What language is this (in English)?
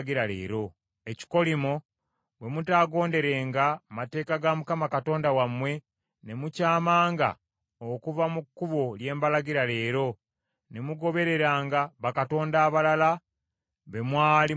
Ganda